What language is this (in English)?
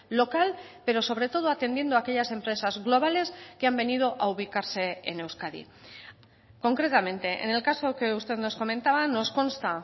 Spanish